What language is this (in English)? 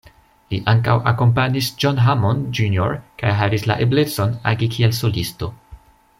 Esperanto